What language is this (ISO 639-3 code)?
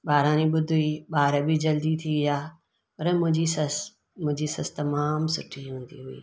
snd